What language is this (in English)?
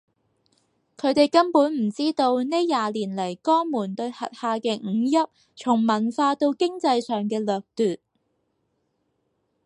Cantonese